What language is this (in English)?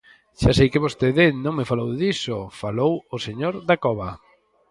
Galician